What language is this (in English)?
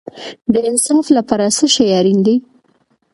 Pashto